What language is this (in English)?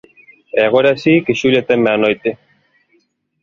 Galician